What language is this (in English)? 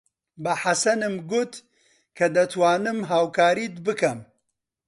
Central Kurdish